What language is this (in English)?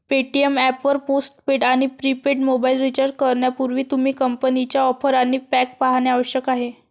Marathi